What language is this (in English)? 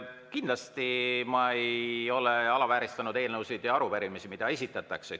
Estonian